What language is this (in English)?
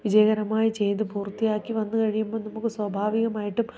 Malayalam